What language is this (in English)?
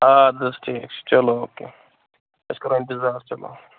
Kashmiri